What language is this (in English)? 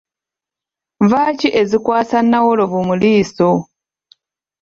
Ganda